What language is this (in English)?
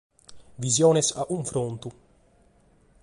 Sardinian